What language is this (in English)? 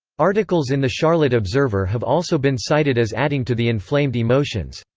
English